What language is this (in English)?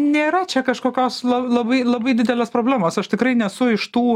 Lithuanian